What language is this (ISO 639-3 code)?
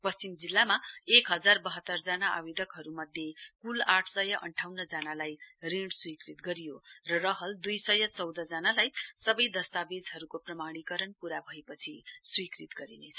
nep